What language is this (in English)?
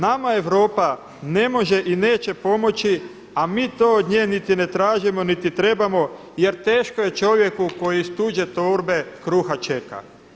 Croatian